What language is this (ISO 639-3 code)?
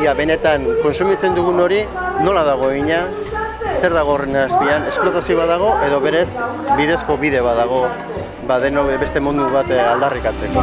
spa